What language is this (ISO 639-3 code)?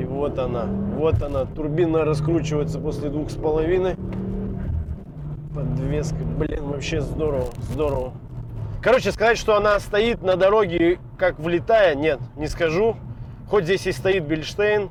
rus